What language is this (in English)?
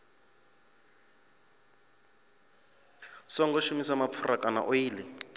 Venda